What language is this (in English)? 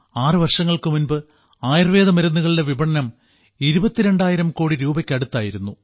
Malayalam